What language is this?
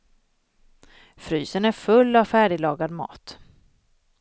Swedish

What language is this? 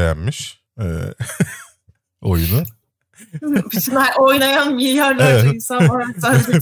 Turkish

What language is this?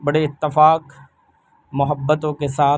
Urdu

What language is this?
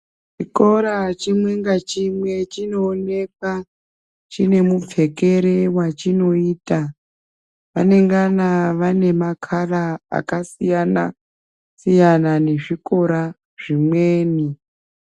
Ndau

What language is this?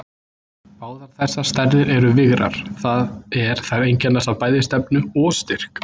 Icelandic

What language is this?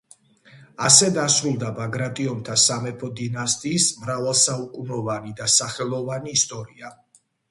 Georgian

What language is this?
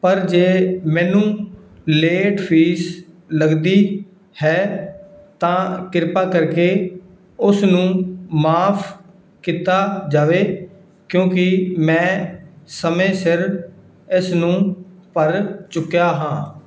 Punjabi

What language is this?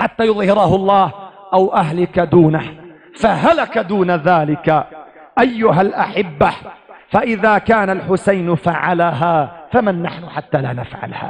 Arabic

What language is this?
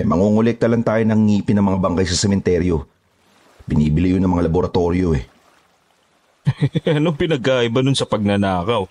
Filipino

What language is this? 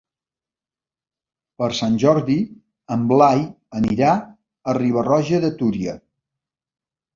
Catalan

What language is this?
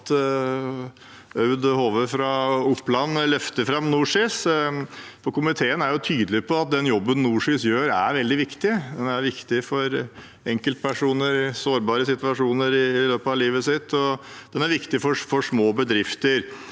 Norwegian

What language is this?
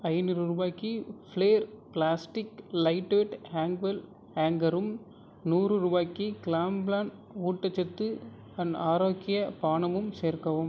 Tamil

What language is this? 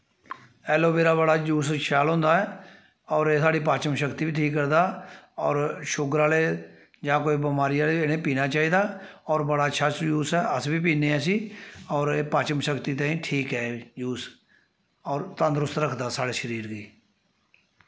Dogri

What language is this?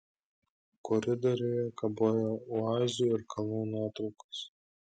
Lithuanian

